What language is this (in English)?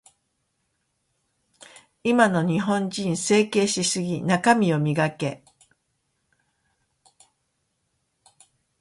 Japanese